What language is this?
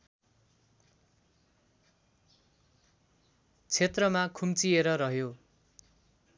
Nepali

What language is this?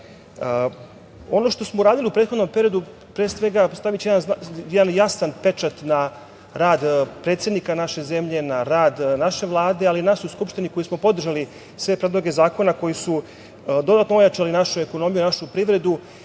Serbian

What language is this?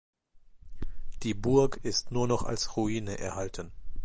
German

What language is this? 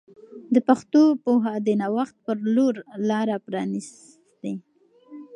Pashto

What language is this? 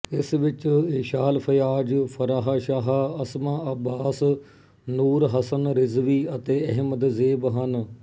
Punjabi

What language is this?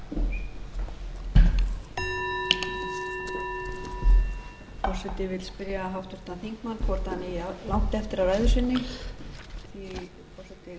Icelandic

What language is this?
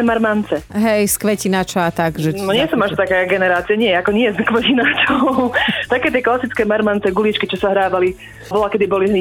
Slovak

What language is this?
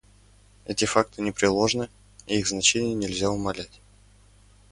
Russian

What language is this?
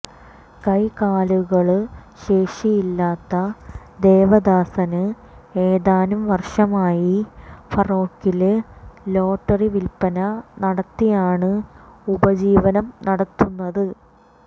Malayalam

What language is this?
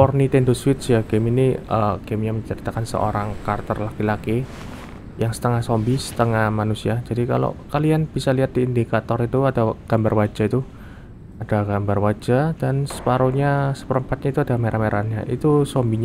Indonesian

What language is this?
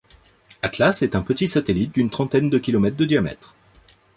French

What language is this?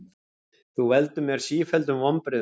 Icelandic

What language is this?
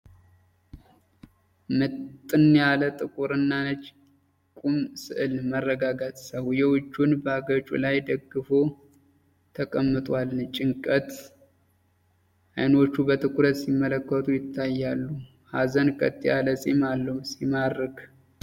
Amharic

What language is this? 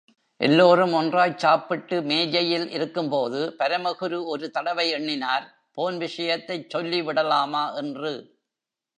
Tamil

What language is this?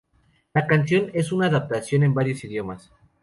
Spanish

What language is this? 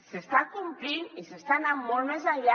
Catalan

